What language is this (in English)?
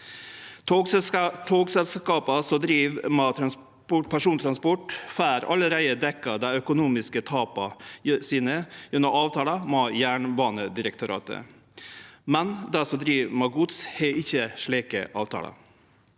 Norwegian